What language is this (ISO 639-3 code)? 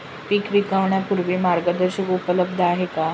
mar